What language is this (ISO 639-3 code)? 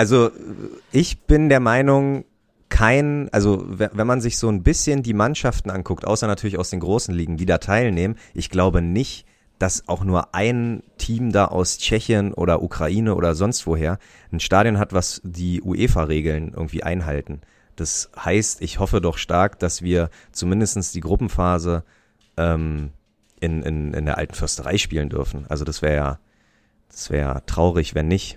deu